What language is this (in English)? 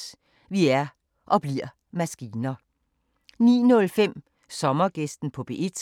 Danish